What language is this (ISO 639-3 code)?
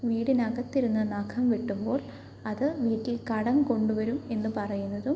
mal